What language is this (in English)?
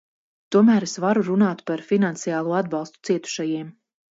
Latvian